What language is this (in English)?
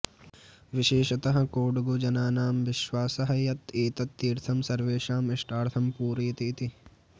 Sanskrit